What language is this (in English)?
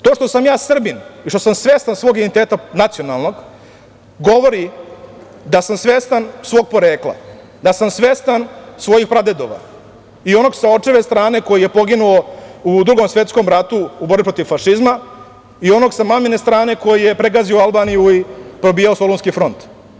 Serbian